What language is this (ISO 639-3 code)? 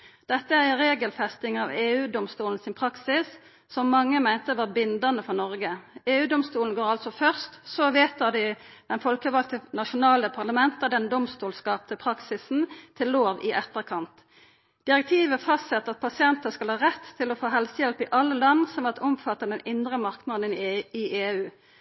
nno